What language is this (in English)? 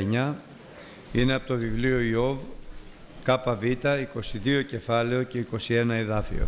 Greek